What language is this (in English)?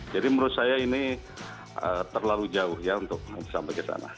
Indonesian